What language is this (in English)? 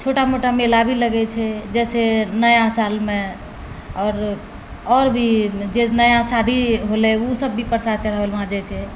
Maithili